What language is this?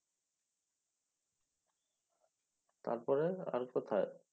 Bangla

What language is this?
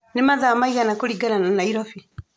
Kikuyu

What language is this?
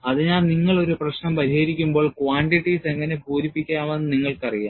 Malayalam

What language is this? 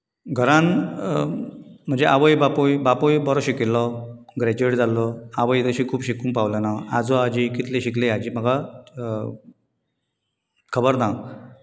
Konkani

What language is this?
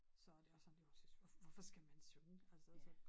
Danish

